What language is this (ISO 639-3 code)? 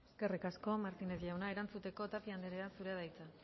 eus